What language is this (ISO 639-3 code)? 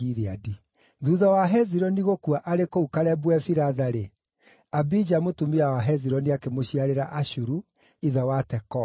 kik